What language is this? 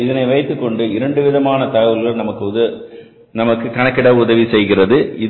Tamil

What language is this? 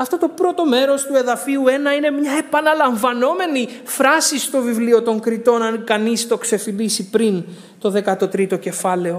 Greek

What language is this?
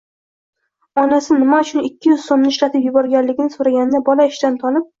Uzbek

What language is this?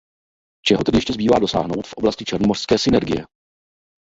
Czech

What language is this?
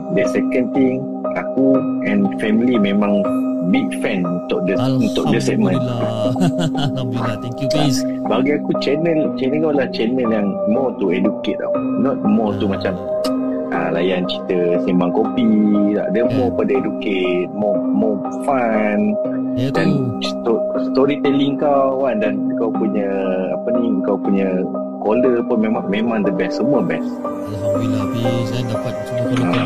Malay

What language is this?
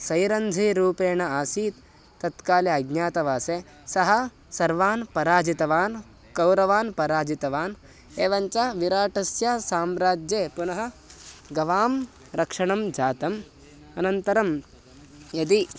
Sanskrit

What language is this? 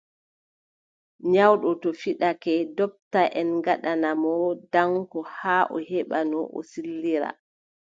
Adamawa Fulfulde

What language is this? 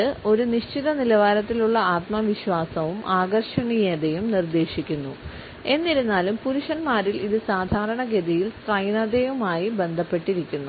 Malayalam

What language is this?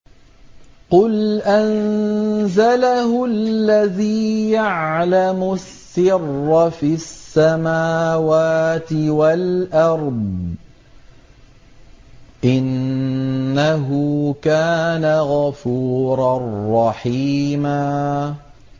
Arabic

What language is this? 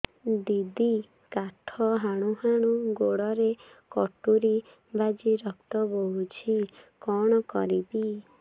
Odia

